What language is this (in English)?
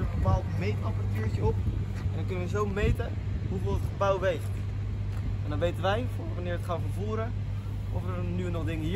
Dutch